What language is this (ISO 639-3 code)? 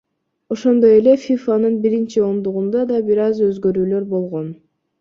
kir